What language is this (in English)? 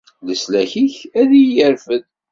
Kabyle